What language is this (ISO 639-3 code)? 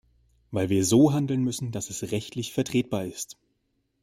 deu